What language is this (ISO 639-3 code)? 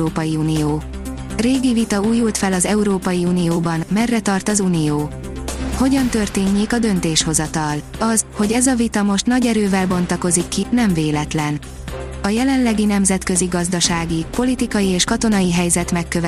hun